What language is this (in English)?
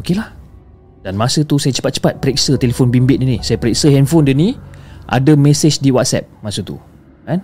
Malay